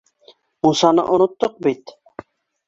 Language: Bashkir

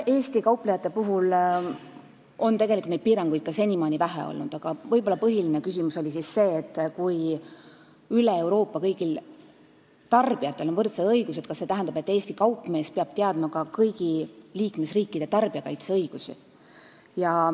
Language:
Estonian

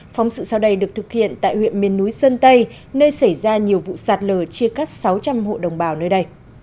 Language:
Vietnamese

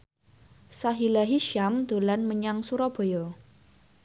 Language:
Javanese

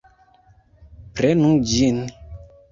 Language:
Esperanto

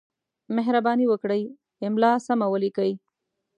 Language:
Pashto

